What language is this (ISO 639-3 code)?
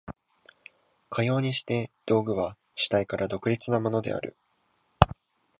jpn